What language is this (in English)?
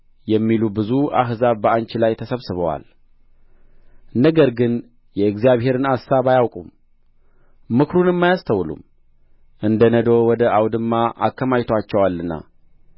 Amharic